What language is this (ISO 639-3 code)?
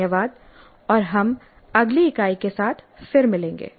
hin